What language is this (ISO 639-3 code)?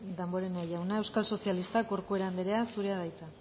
eus